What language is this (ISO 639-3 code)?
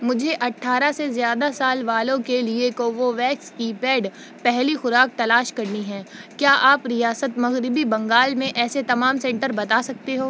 urd